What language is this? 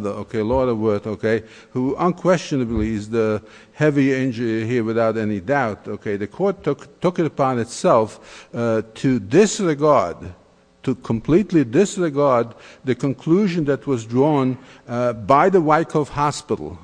English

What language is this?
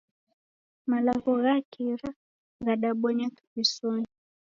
Taita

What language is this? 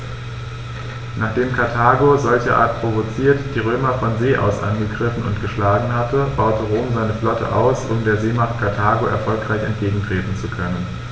German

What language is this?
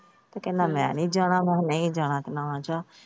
Punjabi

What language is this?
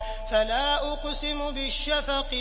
Arabic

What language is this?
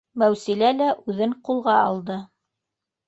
Bashkir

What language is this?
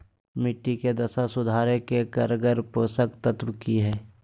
Magahi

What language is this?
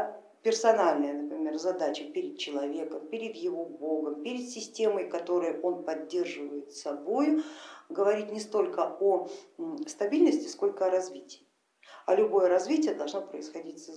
Russian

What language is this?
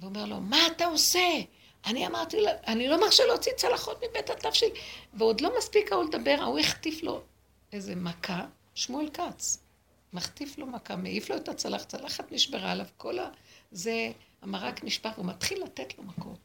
Hebrew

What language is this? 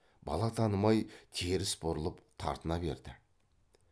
Kazakh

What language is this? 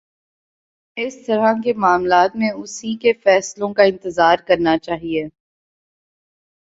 Urdu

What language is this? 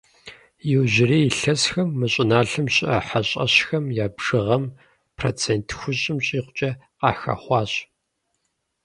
Kabardian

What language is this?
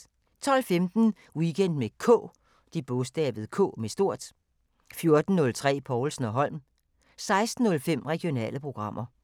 Danish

